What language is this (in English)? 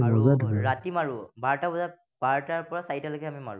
Assamese